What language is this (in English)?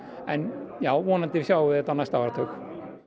Icelandic